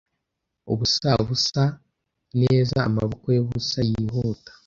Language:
Kinyarwanda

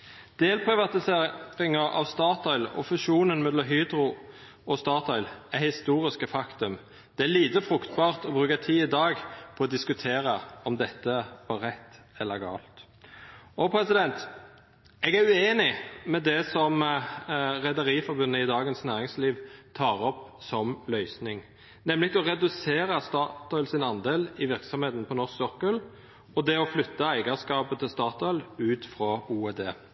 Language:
Norwegian Nynorsk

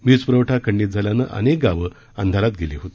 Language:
Marathi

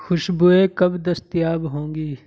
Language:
Urdu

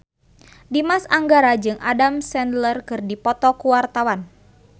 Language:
Sundanese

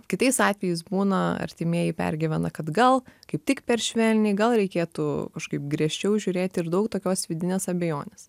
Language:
Lithuanian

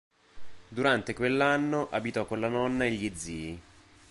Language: Italian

